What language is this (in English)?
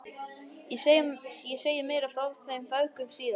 Icelandic